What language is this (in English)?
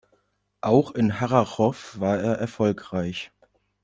German